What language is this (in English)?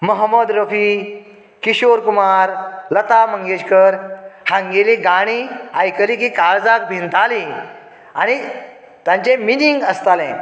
Konkani